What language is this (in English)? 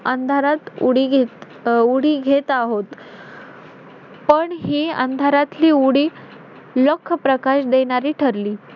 Marathi